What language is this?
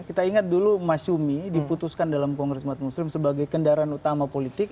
Indonesian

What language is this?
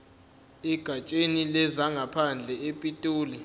Zulu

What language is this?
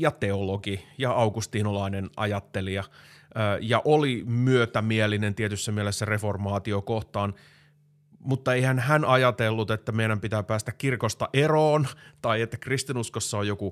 Finnish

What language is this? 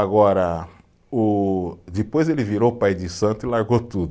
Portuguese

